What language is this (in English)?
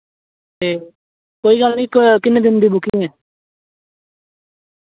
Dogri